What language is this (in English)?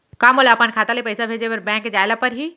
Chhattisgarhi